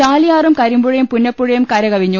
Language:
Malayalam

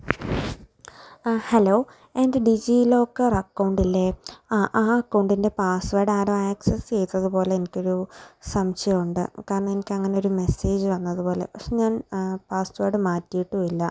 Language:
Malayalam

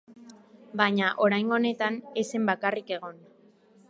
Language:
Basque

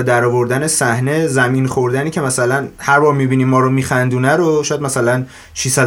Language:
Persian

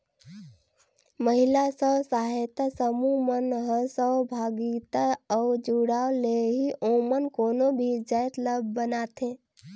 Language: Chhattisgarhi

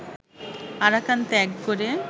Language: Bangla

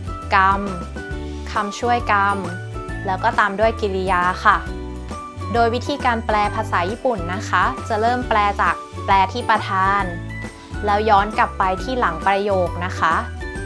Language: Thai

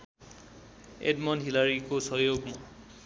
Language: Nepali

